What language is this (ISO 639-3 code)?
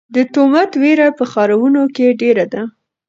pus